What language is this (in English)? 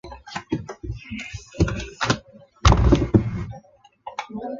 Chinese